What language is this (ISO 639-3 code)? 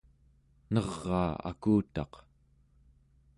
esu